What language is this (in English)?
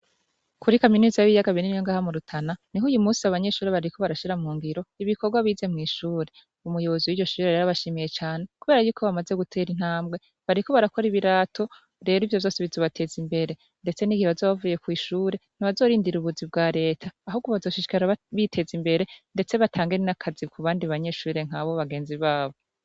Rundi